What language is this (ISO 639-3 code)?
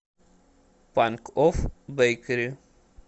rus